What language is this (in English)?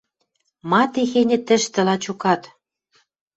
Western Mari